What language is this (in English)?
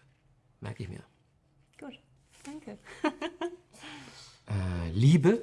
German